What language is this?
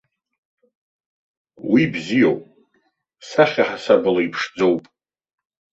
Abkhazian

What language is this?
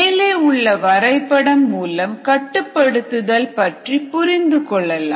Tamil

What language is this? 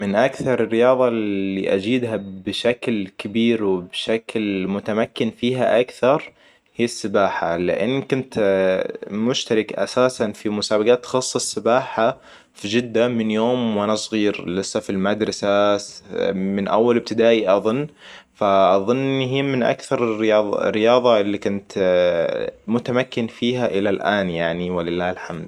Hijazi Arabic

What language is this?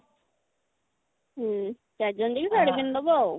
Odia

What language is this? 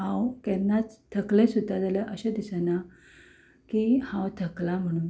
Konkani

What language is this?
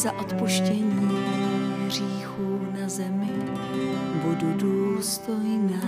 Czech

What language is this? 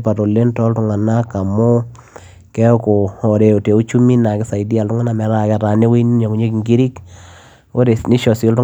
Masai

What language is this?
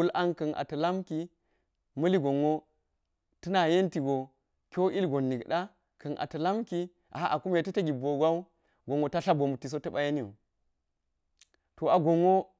Geji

